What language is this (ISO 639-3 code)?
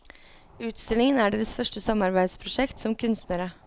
nor